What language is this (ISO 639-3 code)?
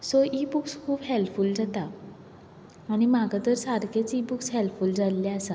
kok